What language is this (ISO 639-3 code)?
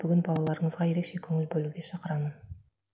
kaz